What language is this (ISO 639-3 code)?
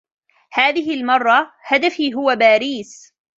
ara